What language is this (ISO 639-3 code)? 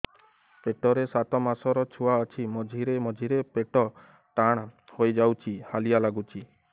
ori